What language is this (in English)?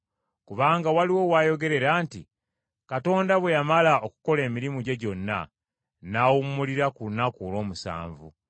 Ganda